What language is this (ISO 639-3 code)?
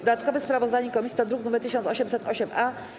pol